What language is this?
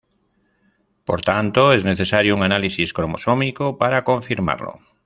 Spanish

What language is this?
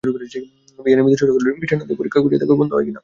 Bangla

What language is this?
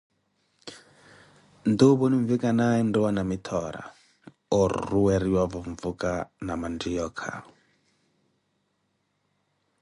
Koti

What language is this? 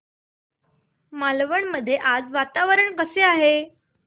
Marathi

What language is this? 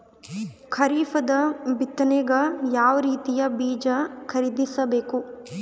Kannada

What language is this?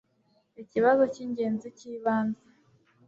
Kinyarwanda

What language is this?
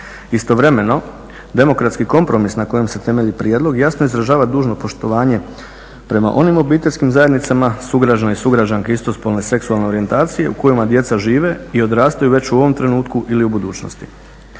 Croatian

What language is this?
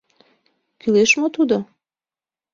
Mari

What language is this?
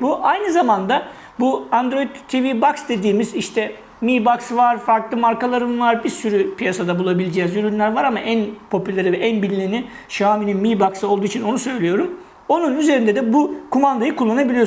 Turkish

